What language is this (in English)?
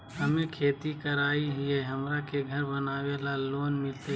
Magahi